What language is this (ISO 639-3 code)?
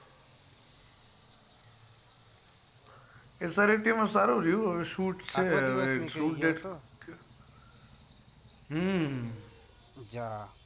guj